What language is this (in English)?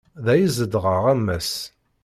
Kabyle